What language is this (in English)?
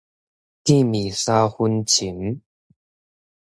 Min Nan Chinese